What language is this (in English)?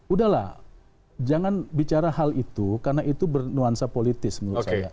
Indonesian